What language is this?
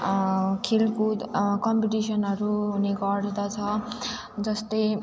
Nepali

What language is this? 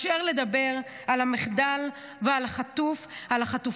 Hebrew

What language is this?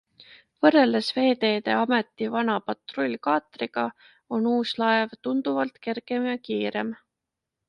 Estonian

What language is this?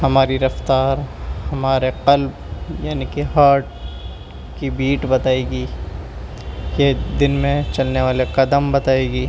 Urdu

